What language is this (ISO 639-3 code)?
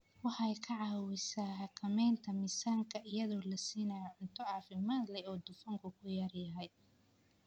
som